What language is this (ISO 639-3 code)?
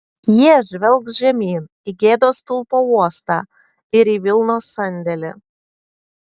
lit